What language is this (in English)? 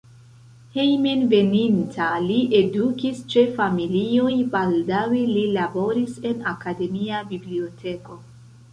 Esperanto